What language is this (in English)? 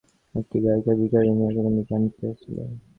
Bangla